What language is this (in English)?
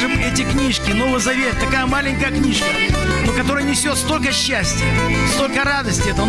Russian